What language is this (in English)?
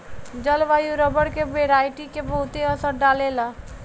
Bhojpuri